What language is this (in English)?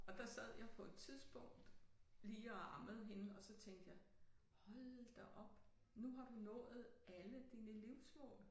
Danish